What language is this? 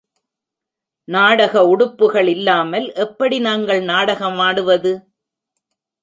Tamil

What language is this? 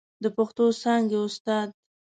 Pashto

